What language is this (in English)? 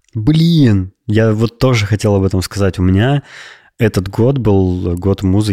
Russian